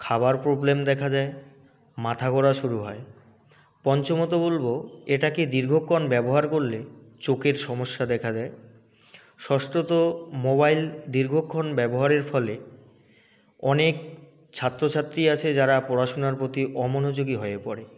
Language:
Bangla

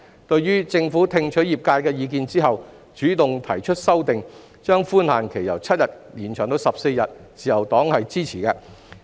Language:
Cantonese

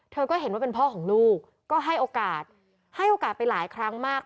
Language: Thai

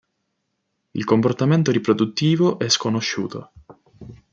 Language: Italian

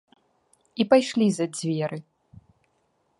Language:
Belarusian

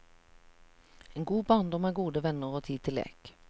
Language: Norwegian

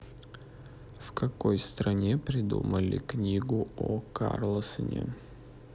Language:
Russian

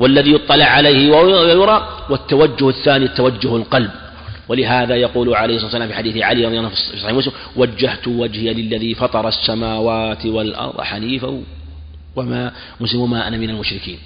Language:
Arabic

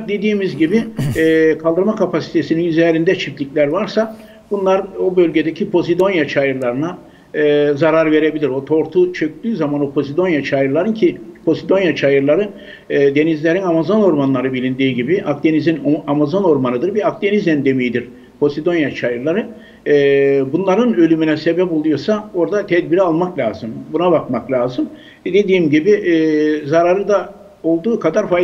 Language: Turkish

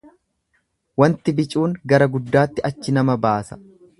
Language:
Oromo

